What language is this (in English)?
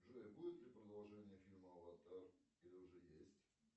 Russian